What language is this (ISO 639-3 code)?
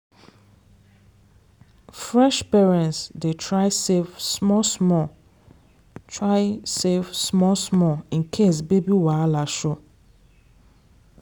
pcm